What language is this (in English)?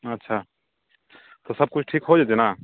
Maithili